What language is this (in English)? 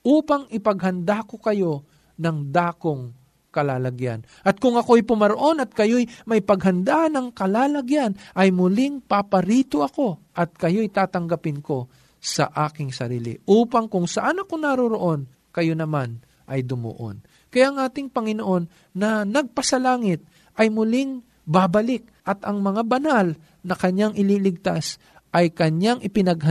Filipino